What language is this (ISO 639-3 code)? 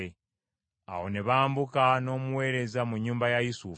lug